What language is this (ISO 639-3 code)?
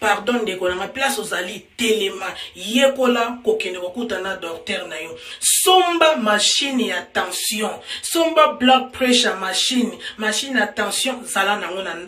fra